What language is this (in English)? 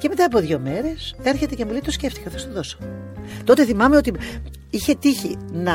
Greek